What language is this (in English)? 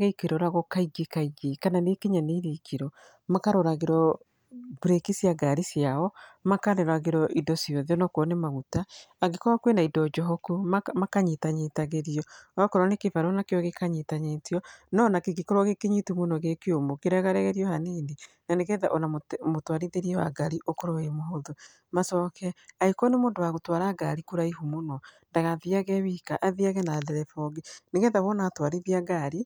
Kikuyu